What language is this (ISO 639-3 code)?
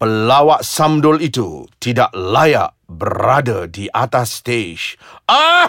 msa